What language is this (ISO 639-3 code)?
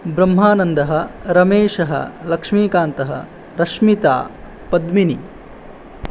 san